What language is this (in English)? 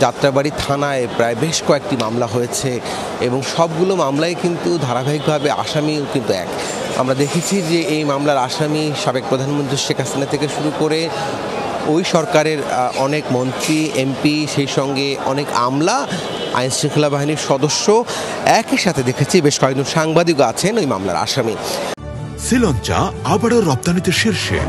Bangla